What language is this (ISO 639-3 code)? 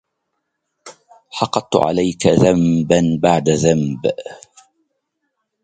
ara